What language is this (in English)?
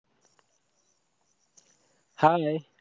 Marathi